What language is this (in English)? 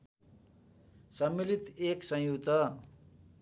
Nepali